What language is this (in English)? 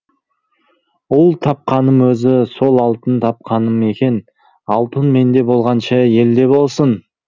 Kazakh